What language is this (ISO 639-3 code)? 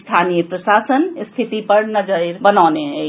mai